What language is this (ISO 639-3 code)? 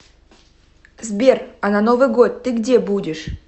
rus